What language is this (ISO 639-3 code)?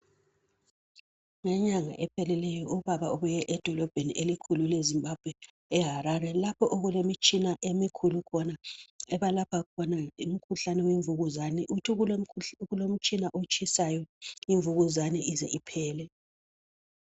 nde